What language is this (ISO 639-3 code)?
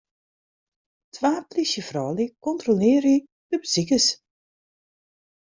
fry